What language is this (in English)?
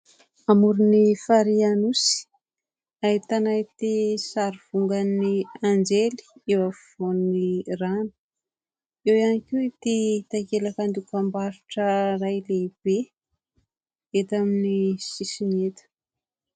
Malagasy